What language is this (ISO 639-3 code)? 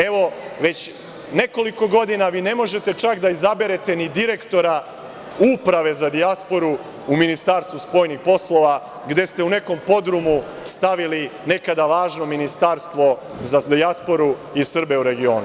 srp